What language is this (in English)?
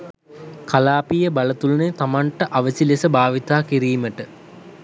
Sinhala